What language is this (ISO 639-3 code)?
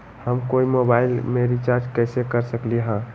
mag